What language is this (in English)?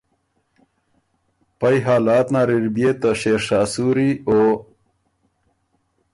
Ormuri